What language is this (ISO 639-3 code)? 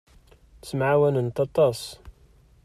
kab